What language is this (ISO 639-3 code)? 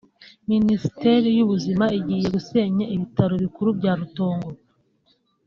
kin